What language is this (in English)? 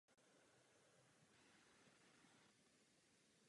Czech